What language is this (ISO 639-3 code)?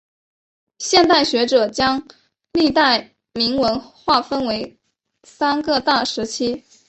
zho